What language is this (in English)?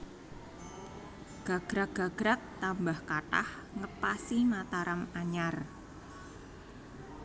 Javanese